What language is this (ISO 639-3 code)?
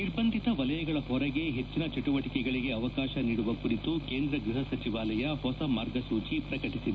kan